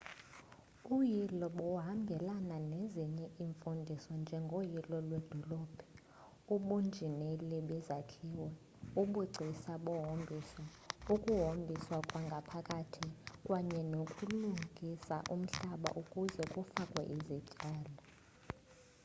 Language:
Xhosa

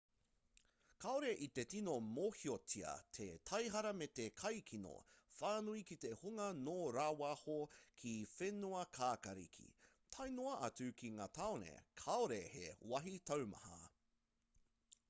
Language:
Māori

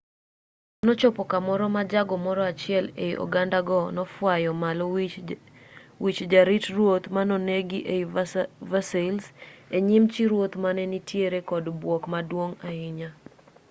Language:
Luo (Kenya and Tanzania)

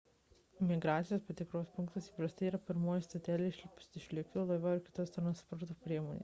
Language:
Lithuanian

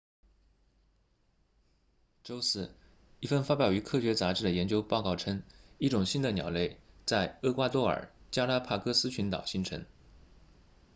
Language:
Chinese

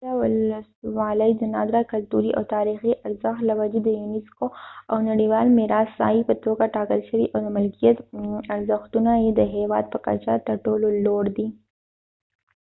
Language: Pashto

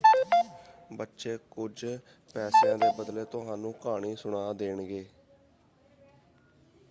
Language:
Punjabi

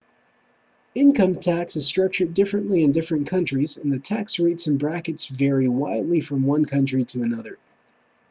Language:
English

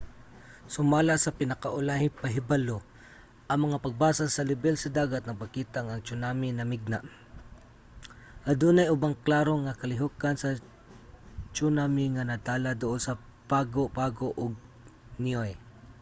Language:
Cebuano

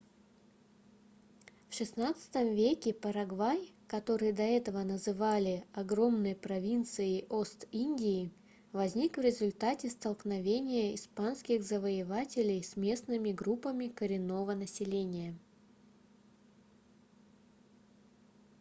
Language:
Russian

